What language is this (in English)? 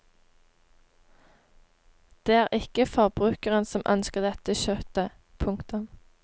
Norwegian